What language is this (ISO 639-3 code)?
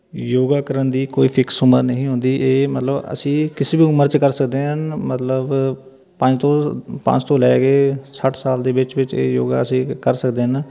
pan